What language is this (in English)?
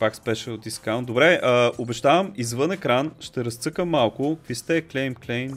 Bulgarian